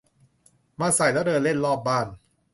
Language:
Thai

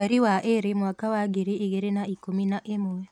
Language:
Kikuyu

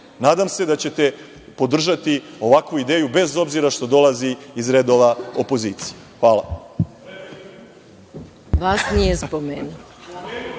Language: Serbian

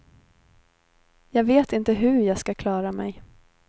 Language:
Swedish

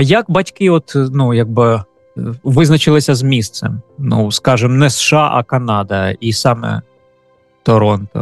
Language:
Ukrainian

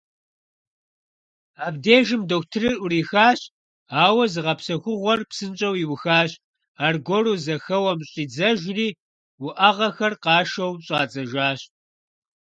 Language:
Kabardian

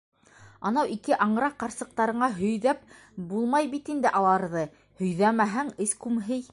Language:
Bashkir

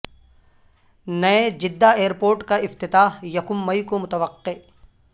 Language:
Urdu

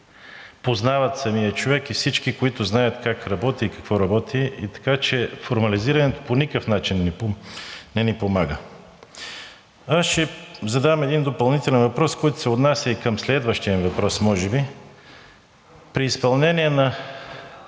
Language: Bulgarian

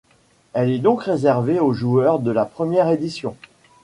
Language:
French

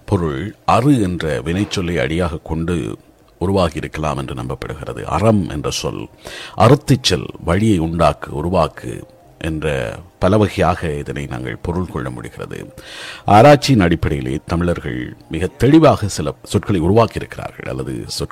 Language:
Tamil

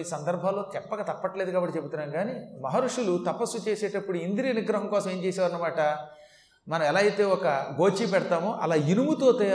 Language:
Telugu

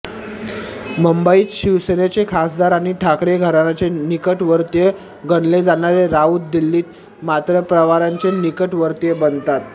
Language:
Marathi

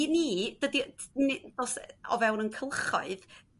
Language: Welsh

